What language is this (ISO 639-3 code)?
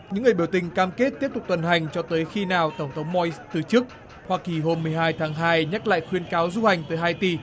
vie